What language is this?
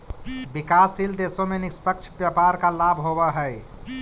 Magahi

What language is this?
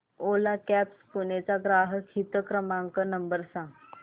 Marathi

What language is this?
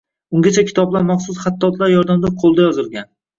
Uzbek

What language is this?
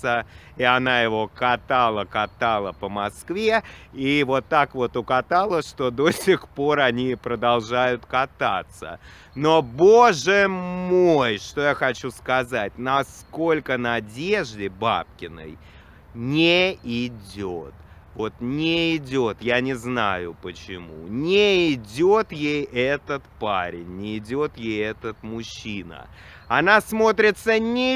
Russian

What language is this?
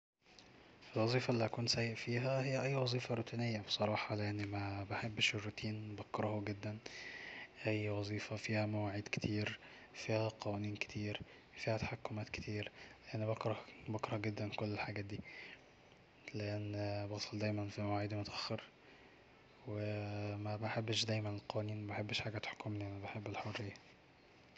Egyptian Arabic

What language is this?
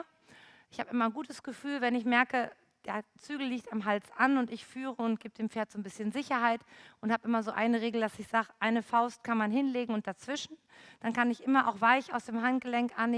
German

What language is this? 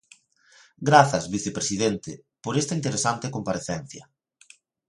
Galician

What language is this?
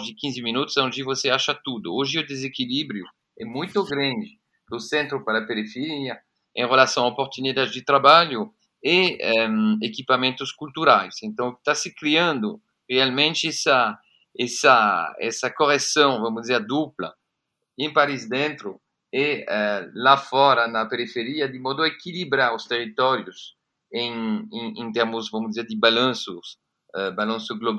Portuguese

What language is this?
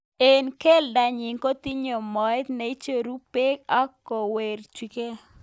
Kalenjin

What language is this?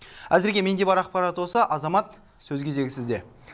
Kazakh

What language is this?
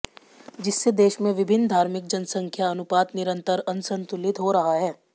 Hindi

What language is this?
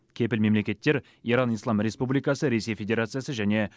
Kazakh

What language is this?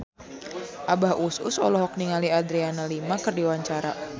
Sundanese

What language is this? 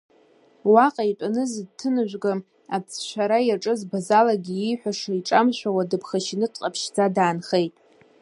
Abkhazian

